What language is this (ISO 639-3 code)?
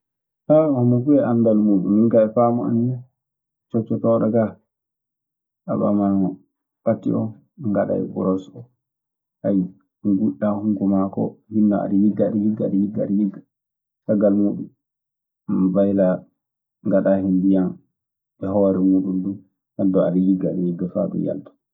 ffm